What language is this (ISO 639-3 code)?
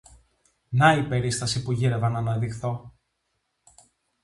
ell